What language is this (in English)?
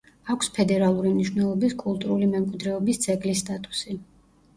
Georgian